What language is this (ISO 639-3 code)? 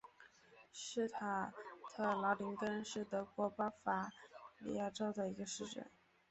zho